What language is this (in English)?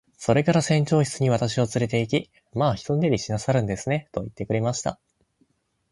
Japanese